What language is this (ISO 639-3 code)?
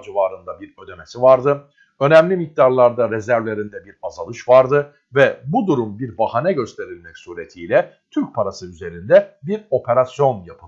tur